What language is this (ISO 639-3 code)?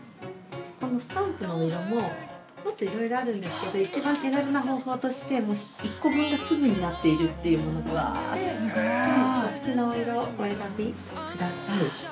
jpn